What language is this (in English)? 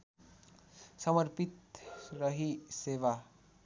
Nepali